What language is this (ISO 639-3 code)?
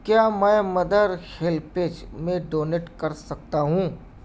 urd